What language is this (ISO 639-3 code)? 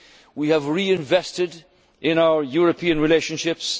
eng